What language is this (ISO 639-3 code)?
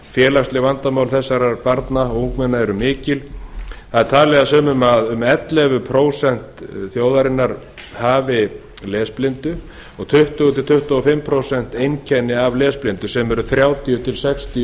isl